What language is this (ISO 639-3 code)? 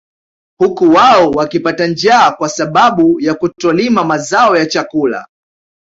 swa